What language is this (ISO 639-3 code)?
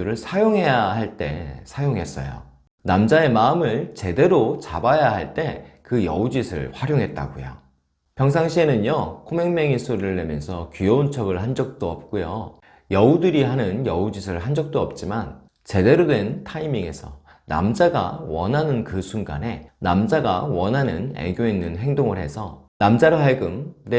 kor